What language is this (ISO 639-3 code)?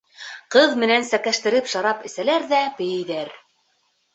bak